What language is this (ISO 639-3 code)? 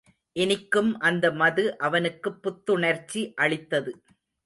tam